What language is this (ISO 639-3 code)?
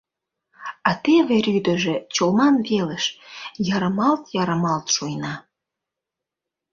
chm